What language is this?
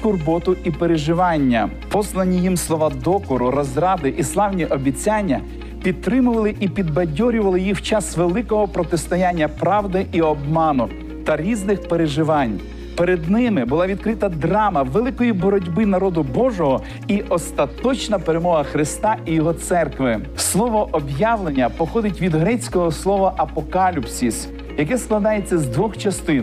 Ukrainian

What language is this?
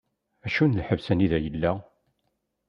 Kabyle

